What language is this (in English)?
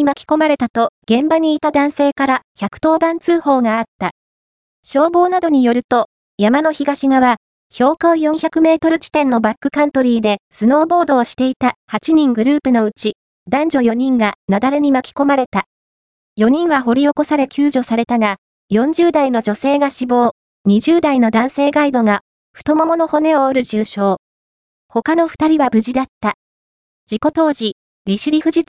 Japanese